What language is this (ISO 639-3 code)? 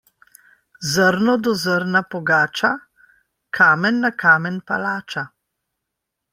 slv